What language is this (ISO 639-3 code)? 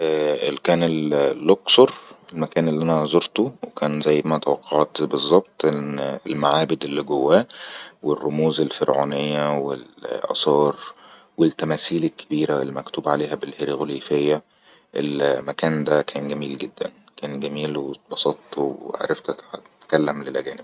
arz